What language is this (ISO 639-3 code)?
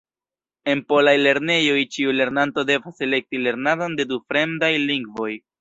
epo